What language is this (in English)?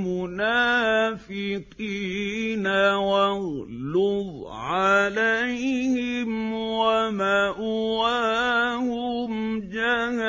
Arabic